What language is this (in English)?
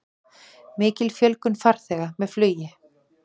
Icelandic